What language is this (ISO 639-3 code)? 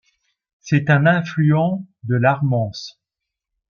fra